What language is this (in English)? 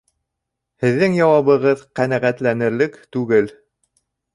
Bashkir